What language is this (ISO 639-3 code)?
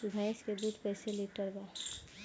bho